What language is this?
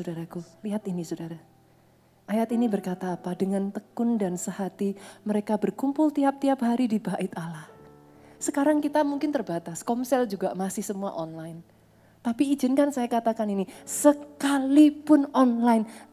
Indonesian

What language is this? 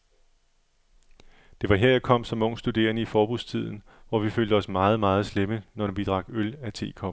Danish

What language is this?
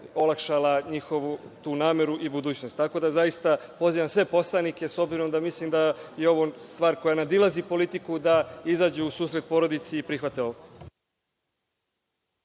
Serbian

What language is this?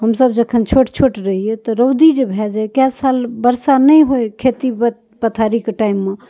Maithili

